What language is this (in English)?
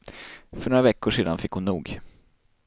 Swedish